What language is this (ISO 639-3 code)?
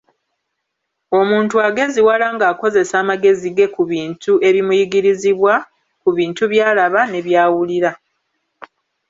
lug